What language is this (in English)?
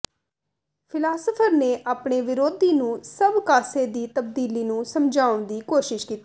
Punjabi